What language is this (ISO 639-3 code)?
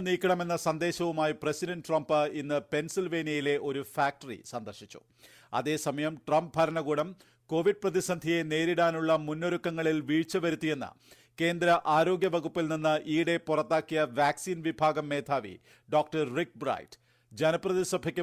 mal